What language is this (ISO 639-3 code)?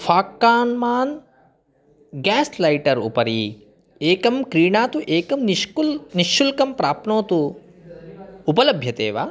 san